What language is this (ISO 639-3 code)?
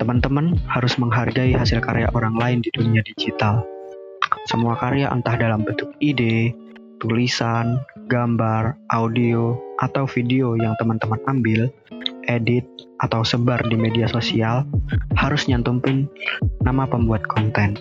ind